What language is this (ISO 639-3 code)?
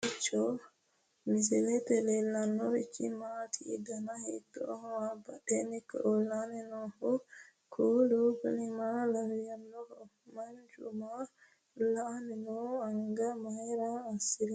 sid